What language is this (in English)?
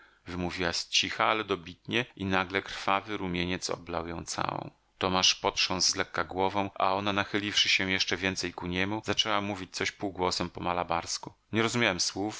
Polish